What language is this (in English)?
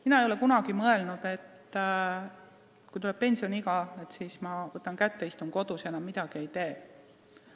Estonian